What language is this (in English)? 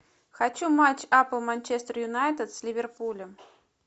Russian